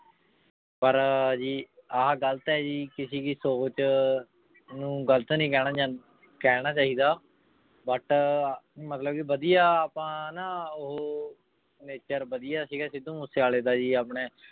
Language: Punjabi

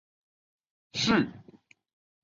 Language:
Chinese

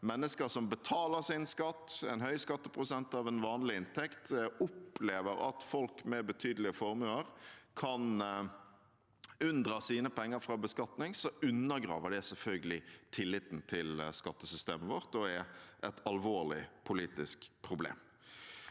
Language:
Norwegian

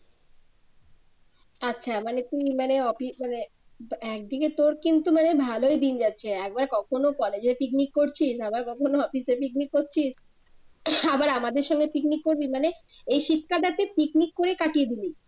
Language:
Bangla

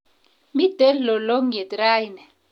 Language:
Kalenjin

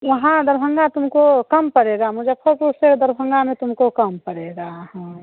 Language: Hindi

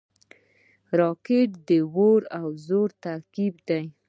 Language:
Pashto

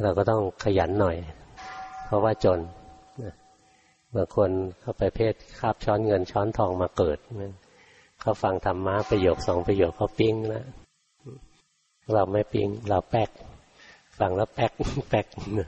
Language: Thai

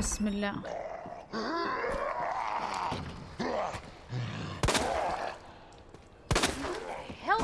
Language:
Arabic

